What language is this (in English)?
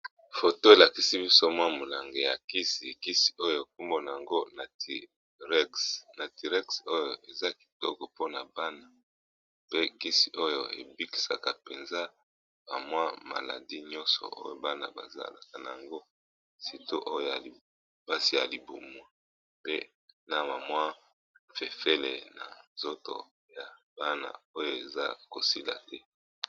Lingala